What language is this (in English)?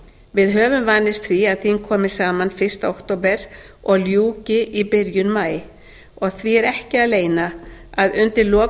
Icelandic